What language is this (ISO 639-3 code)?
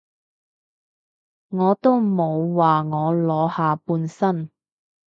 yue